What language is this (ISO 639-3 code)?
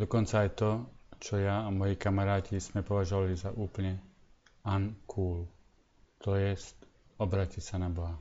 slk